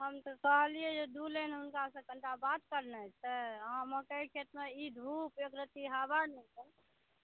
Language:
Maithili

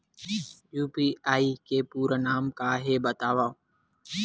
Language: Chhattisgarhi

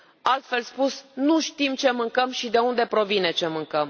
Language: Romanian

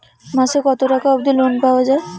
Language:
Bangla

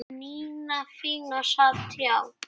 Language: Icelandic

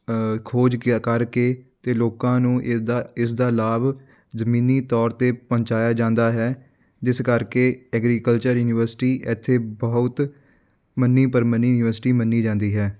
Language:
Punjabi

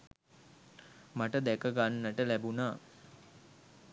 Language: Sinhala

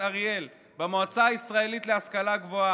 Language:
Hebrew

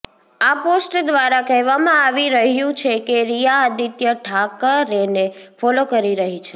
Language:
Gujarati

